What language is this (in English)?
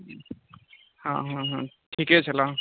Maithili